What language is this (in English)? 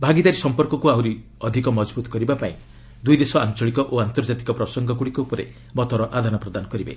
Odia